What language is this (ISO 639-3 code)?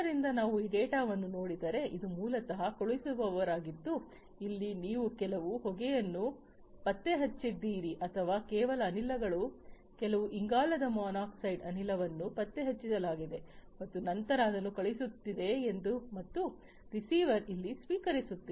kan